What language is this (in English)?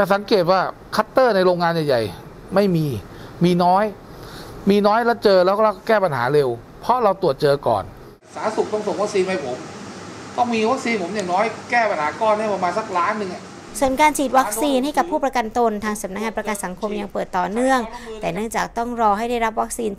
Thai